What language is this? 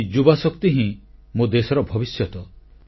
Odia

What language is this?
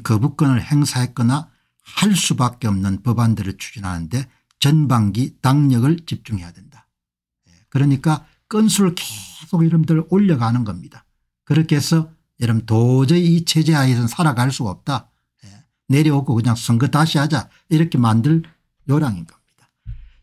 Korean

